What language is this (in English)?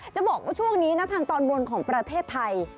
Thai